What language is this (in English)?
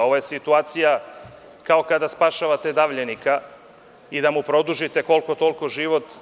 Serbian